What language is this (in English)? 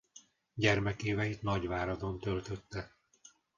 Hungarian